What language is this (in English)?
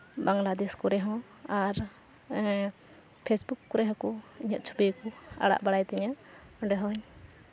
Santali